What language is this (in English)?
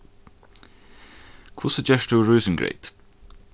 Faroese